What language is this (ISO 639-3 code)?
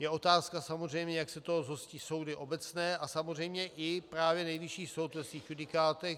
ces